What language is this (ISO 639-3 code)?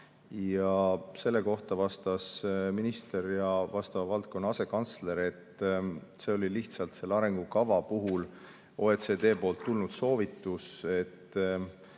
est